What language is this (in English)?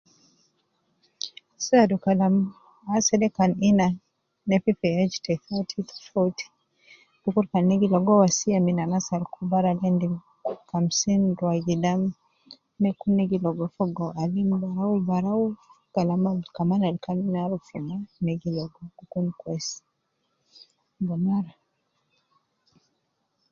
Nubi